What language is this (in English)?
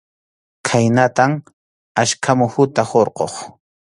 Arequipa-La Unión Quechua